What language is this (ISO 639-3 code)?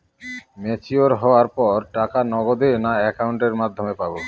ben